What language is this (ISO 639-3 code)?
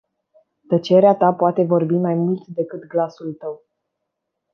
ron